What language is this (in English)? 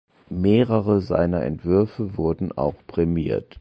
German